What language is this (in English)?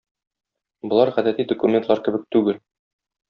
Tatar